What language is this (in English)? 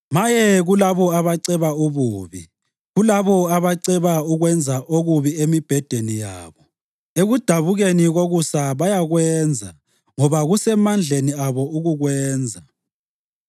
North Ndebele